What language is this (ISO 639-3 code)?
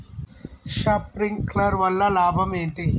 tel